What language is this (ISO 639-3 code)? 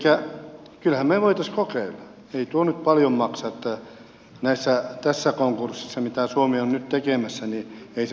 fin